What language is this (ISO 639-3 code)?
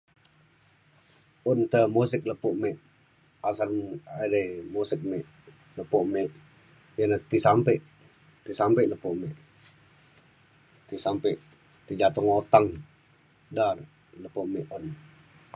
xkl